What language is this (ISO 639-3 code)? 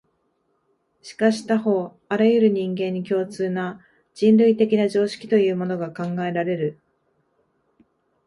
jpn